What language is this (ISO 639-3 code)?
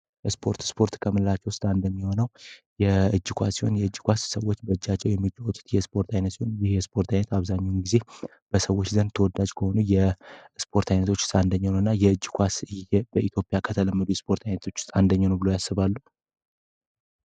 amh